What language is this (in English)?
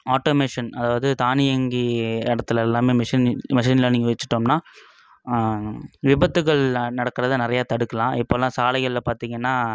Tamil